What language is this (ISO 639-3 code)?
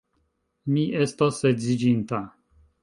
epo